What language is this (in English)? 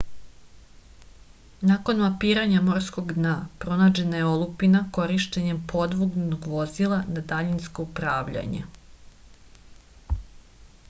Serbian